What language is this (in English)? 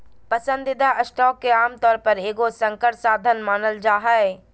Magahi